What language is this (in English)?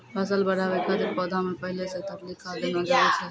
Maithili